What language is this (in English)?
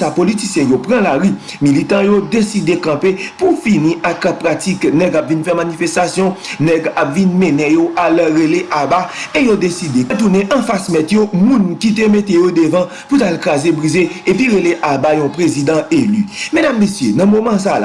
French